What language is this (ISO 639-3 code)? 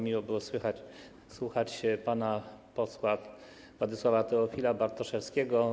pol